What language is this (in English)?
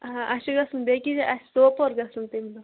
Kashmiri